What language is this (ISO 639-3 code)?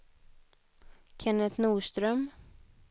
swe